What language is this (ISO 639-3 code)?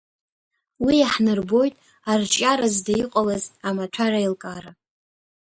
abk